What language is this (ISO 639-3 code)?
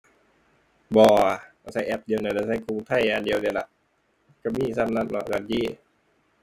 tha